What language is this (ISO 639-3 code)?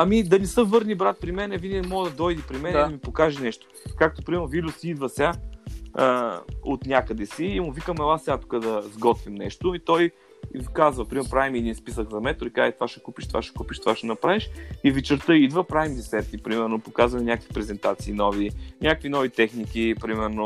bul